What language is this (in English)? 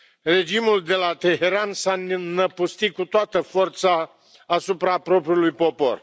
Romanian